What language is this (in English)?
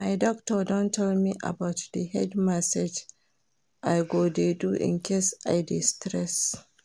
Nigerian Pidgin